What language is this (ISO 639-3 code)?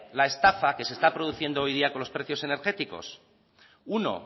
spa